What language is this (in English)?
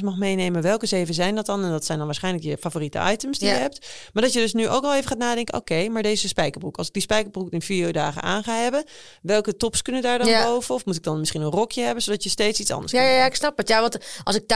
Dutch